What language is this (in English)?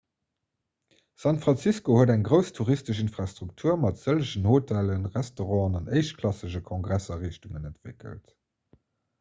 Luxembourgish